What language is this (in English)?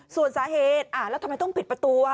Thai